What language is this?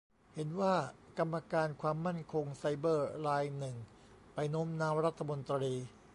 Thai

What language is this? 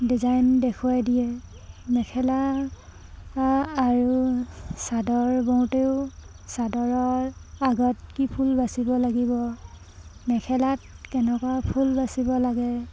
Assamese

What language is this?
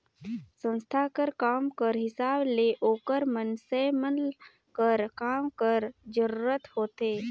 Chhattisgarhi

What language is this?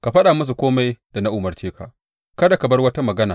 Hausa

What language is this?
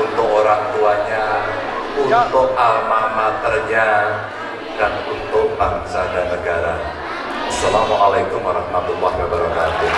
Indonesian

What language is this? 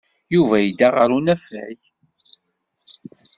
Kabyle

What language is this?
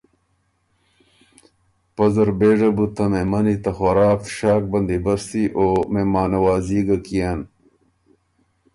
Ormuri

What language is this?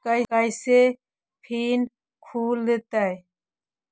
Magahi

